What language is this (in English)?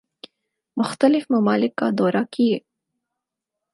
Urdu